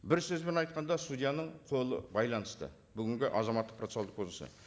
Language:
Kazakh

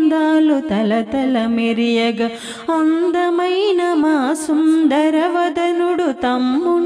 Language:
Telugu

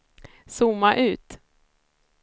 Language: Swedish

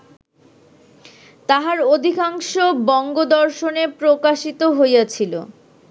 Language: Bangla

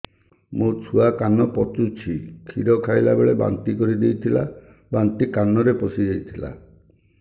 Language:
Odia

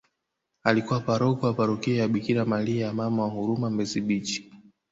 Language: Swahili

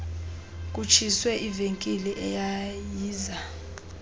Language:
Xhosa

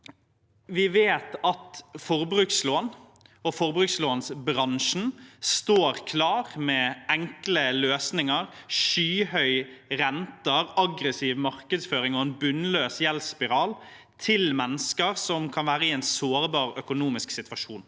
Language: Norwegian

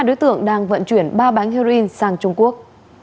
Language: Vietnamese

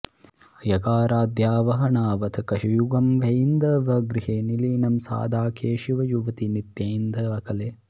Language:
Sanskrit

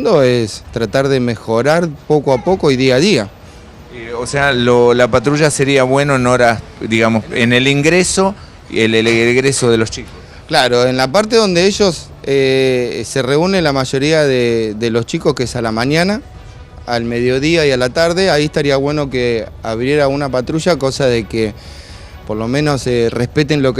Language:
Spanish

